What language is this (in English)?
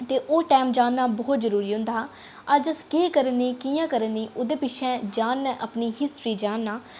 Dogri